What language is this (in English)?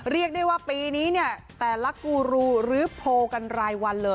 Thai